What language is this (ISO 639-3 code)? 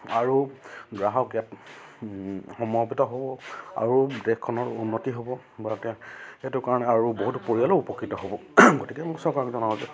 asm